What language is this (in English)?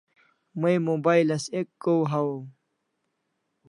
Kalasha